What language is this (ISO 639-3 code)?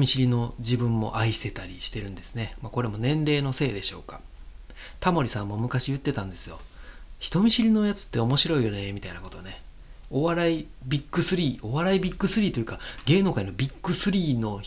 jpn